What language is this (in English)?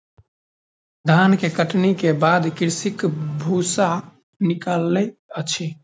Maithili